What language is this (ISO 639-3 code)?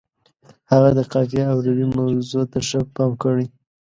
pus